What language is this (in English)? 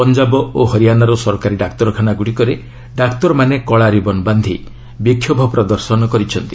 Odia